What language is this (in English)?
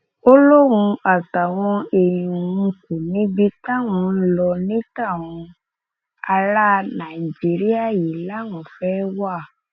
Yoruba